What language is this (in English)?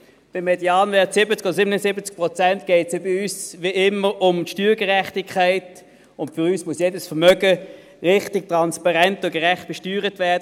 Swiss German